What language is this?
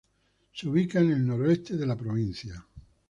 Spanish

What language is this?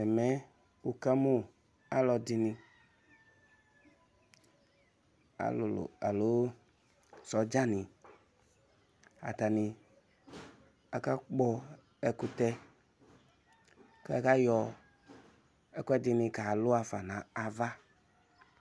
Ikposo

